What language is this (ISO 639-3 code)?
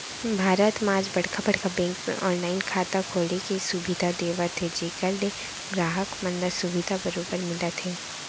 hne